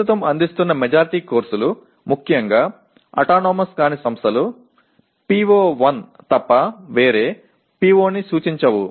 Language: Telugu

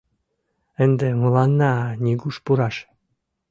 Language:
Mari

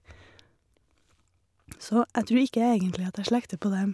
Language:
Norwegian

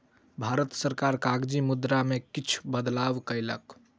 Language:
Maithili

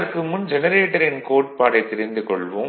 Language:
Tamil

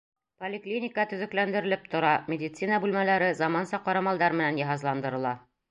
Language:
Bashkir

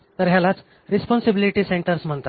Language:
Marathi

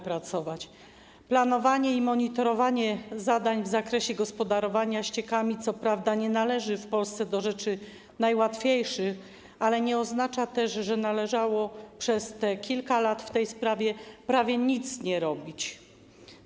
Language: Polish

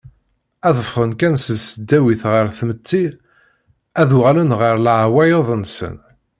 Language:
Kabyle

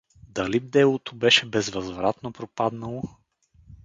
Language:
Bulgarian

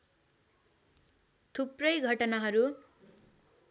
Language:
Nepali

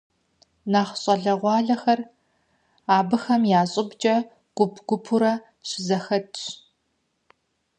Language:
Kabardian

